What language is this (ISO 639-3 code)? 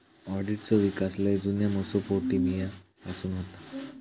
mar